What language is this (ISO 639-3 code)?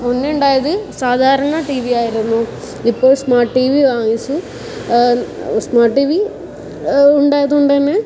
mal